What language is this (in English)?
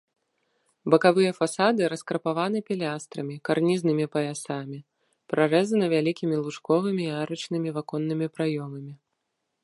Belarusian